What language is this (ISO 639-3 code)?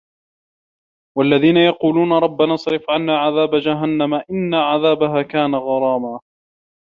ara